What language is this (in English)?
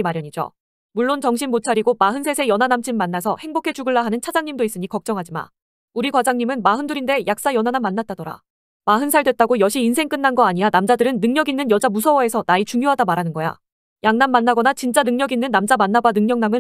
Korean